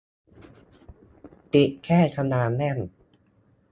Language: Thai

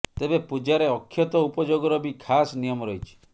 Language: Odia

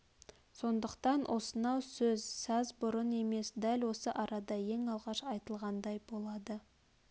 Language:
Kazakh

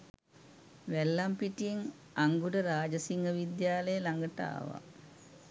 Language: Sinhala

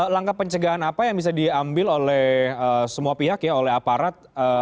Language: Indonesian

